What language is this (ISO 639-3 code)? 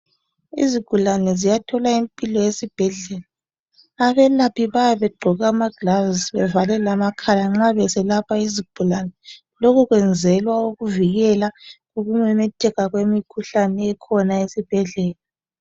nde